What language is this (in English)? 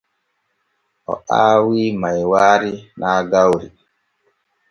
Borgu Fulfulde